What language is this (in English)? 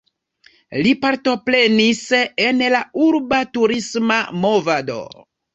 Esperanto